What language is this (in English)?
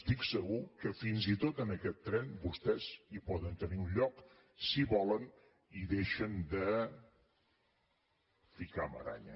Catalan